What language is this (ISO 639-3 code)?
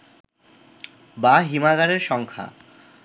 ben